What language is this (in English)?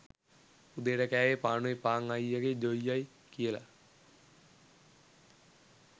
Sinhala